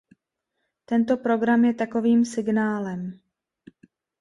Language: Czech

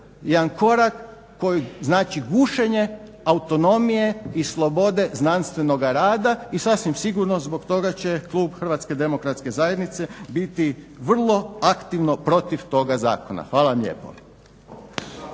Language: Croatian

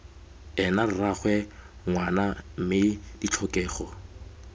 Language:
Tswana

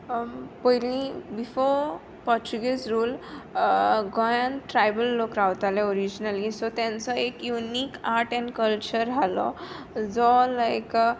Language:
Konkani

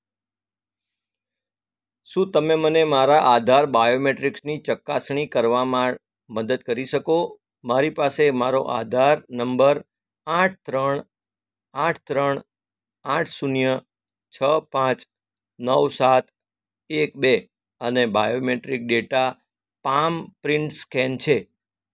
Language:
Gujarati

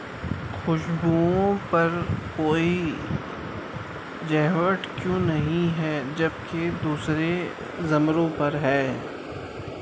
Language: Urdu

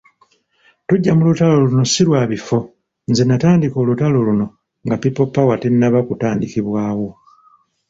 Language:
Ganda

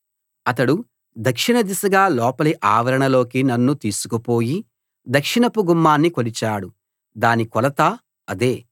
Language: Telugu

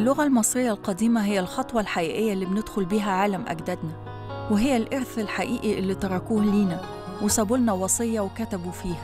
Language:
Arabic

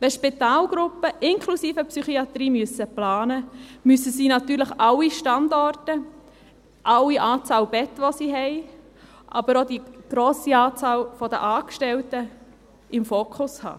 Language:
Swiss German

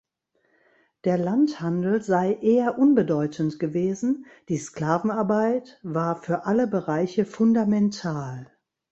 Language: German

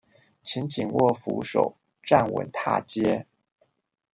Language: Chinese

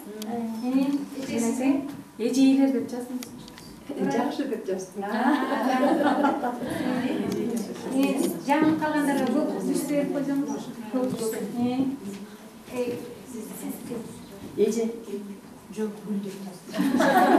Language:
Bulgarian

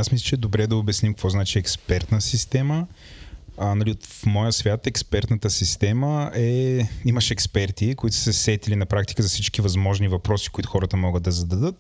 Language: Bulgarian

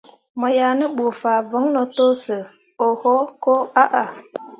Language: Mundang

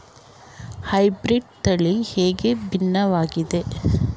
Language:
Kannada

